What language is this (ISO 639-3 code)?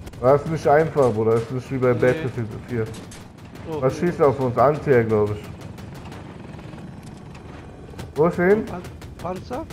deu